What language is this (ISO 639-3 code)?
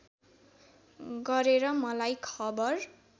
nep